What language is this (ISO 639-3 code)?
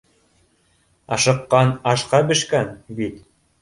bak